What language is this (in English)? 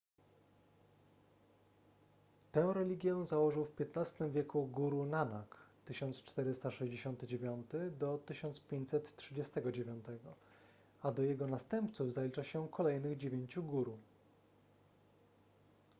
Polish